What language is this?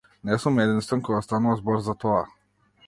Macedonian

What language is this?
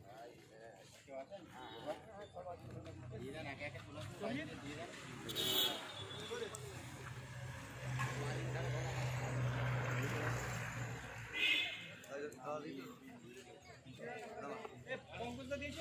Hindi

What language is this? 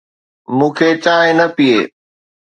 Sindhi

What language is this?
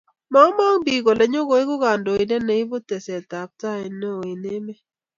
Kalenjin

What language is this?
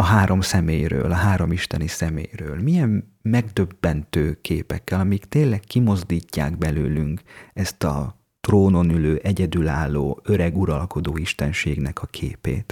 Hungarian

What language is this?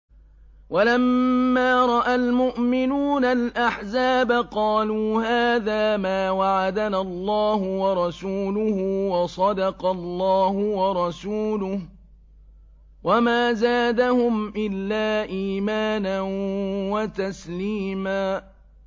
Arabic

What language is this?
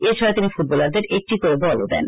Bangla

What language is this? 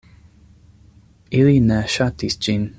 Esperanto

